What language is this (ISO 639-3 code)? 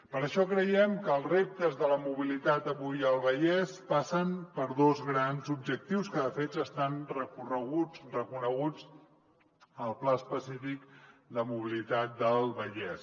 cat